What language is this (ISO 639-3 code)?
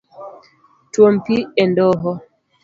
luo